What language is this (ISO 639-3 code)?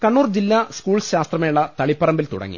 mal